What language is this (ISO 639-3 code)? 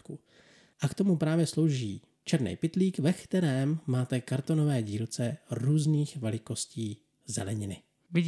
ces